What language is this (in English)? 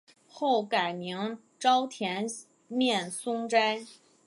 Chinese